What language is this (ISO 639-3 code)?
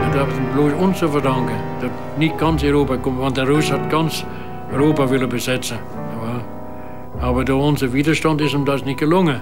nld